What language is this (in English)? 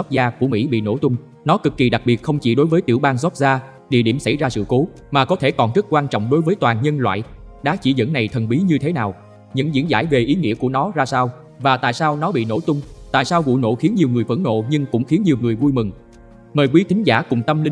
Vietnamese